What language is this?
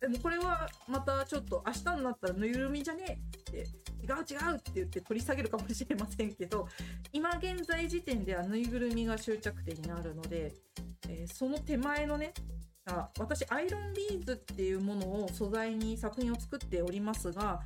Japanese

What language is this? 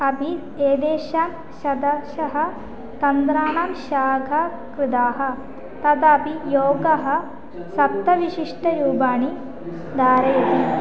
Sanskrit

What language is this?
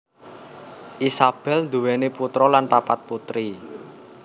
Javanese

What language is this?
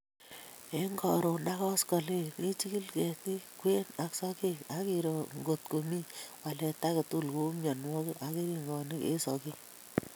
Kalenjin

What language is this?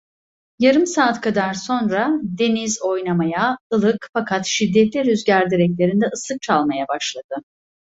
Turkish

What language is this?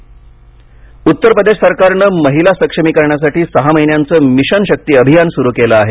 Marathi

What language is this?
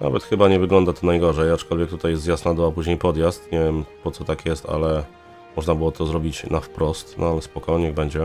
Polish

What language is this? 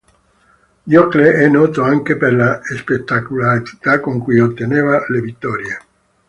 Italian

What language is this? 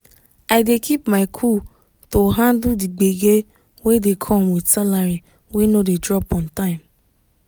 Nigerian Pidgin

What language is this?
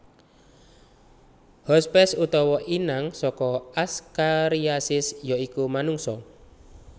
Javanese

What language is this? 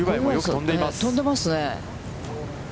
Japanese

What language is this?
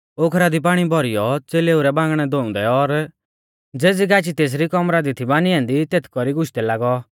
Mahasu Pahari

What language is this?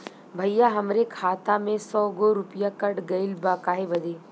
Bhojpuri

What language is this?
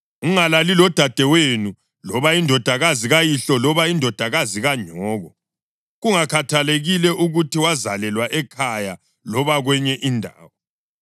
North Ndebele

